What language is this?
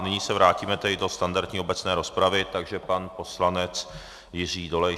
Czech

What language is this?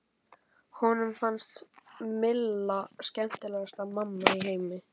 Icelandic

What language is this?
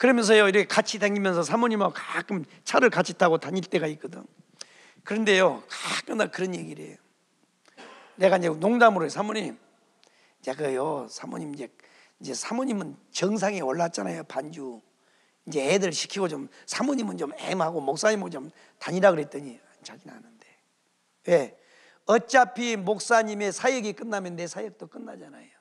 Korean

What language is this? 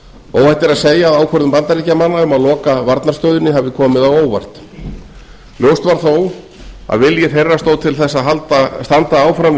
Icelandic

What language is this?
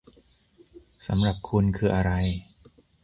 Thai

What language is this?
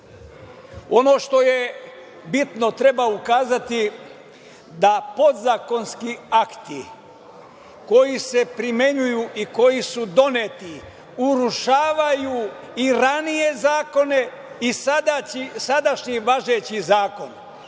Serbian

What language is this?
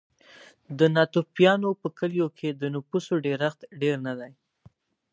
Pashto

